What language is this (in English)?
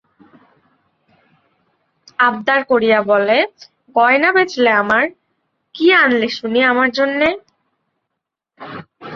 Bangla